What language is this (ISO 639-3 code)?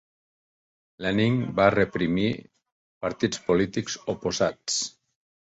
cat